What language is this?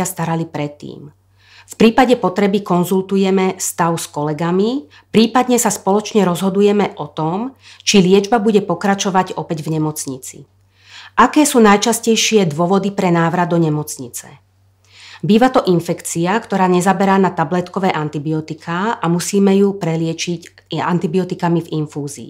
Slovak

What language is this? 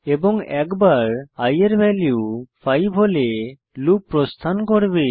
Bangla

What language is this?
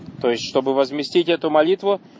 Russian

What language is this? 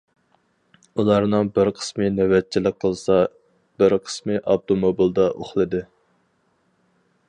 Uyghur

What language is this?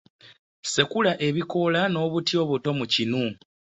Ganda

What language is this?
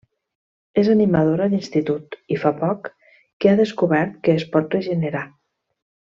Catalan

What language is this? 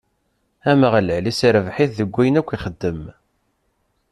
Kabyle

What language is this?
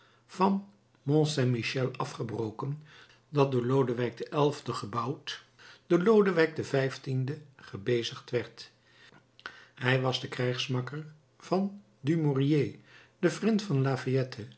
Dutch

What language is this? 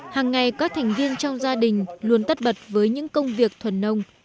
Vietnamese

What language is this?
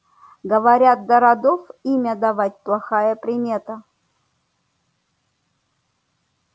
Russian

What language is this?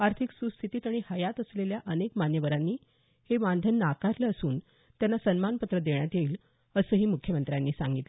Marathi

